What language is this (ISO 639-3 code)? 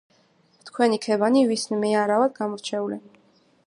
kat